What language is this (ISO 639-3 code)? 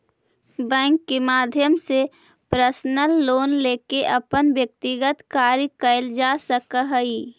mag